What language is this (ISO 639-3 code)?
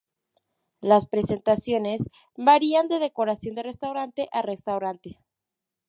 spa